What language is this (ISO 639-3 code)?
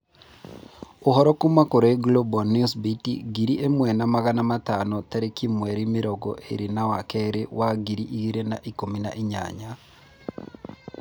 kik